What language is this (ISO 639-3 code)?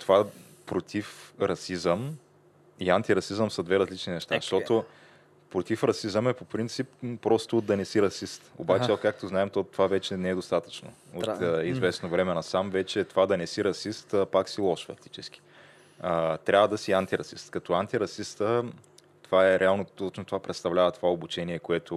bul